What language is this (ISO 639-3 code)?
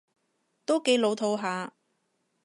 yue